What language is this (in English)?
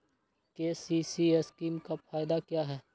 Magahi